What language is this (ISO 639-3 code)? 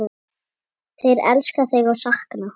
isl